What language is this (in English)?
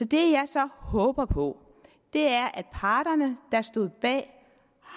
Danish